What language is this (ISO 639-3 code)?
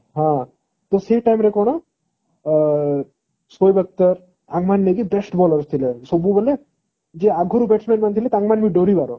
ori